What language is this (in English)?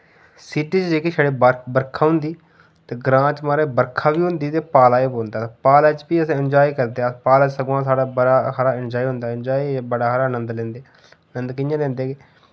Dogri